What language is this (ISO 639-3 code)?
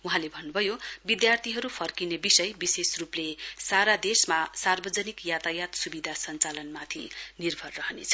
nep